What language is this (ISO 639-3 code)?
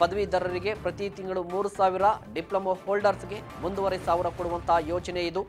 kan